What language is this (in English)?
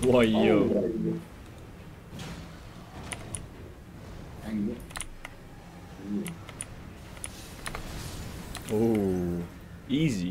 Dutch